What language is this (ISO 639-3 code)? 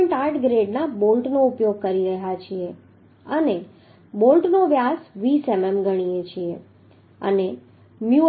guj